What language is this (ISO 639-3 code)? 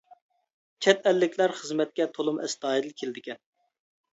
uig